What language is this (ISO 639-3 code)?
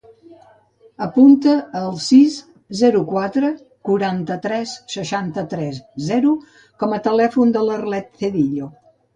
cat